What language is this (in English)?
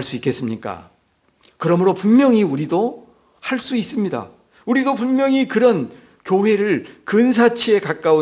Korean